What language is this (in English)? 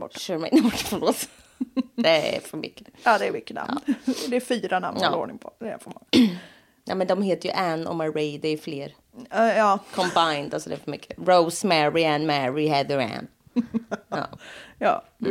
Swedish